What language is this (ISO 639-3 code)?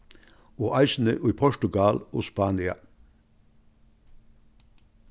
fao